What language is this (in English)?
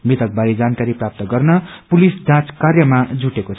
Nepali